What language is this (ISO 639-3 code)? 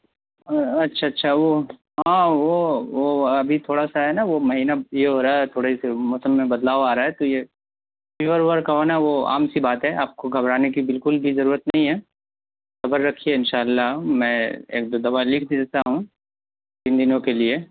urd